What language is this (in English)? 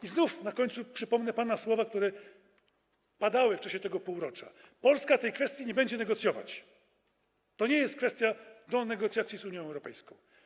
Polish